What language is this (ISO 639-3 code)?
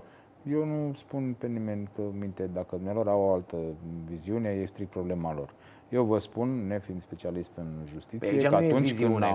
ron